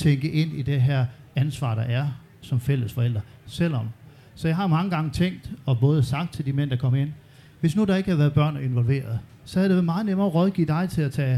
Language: Danish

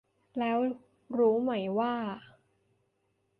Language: Thai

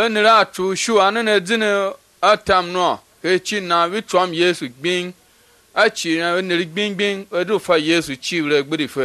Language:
Dutch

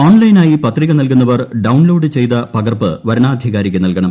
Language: Malayalam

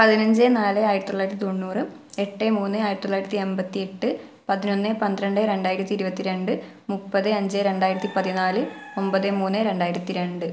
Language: Malayalam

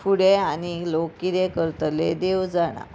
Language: Konkani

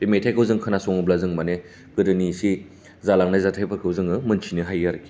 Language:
Bodo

